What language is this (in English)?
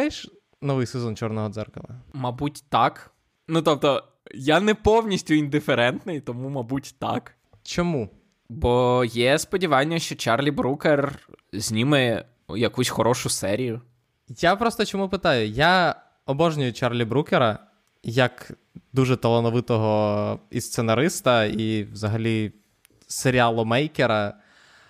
Ukrainian